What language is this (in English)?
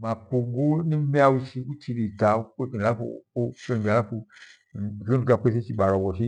Gweno